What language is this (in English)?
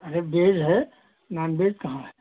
Hindi